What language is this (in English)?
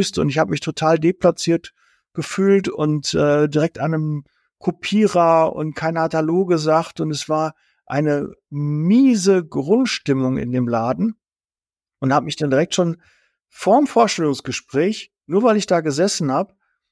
German